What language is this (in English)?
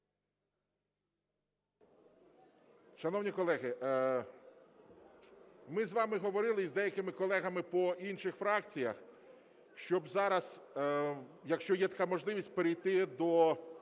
Ukrainian